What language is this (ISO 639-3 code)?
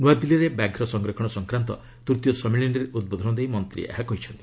ori